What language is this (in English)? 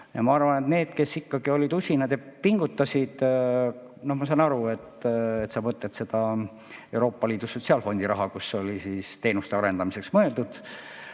Estonian